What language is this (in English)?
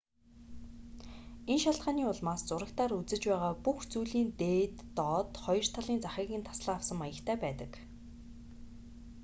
Mongolian